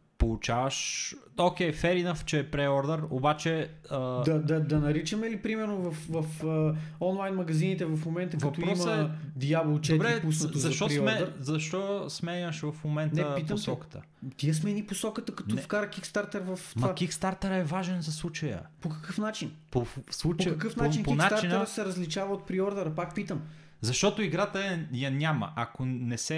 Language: Bulgarian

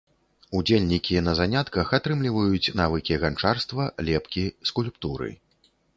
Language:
Belarusian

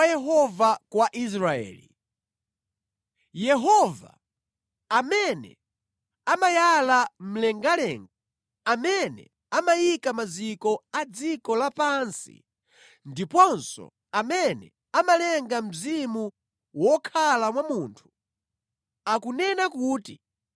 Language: Nyanja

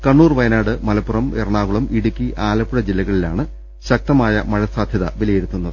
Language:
Malayalam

